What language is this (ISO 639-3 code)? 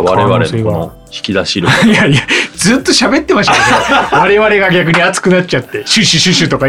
jpn